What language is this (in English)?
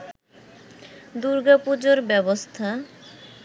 Bangla